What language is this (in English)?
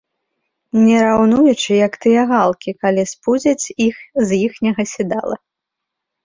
Belarusian